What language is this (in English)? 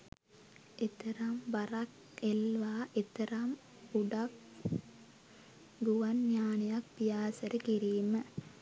Sinhala